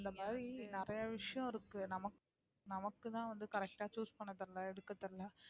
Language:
Tamil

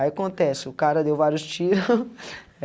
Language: Portuguese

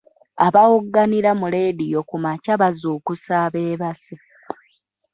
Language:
Ganda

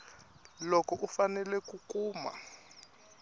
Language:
Tsonga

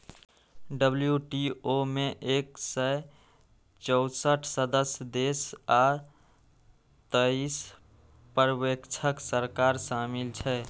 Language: Maithili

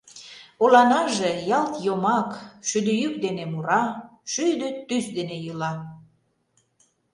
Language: Mari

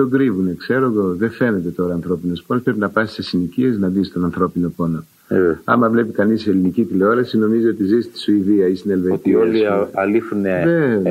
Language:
Greek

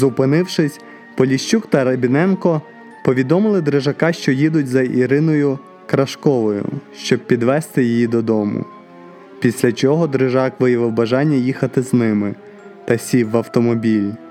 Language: Ukrainian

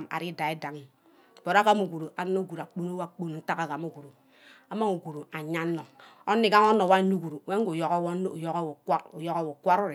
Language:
Ubaghara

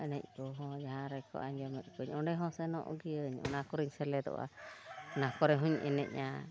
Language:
Santali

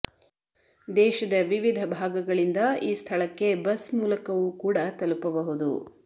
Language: Kannada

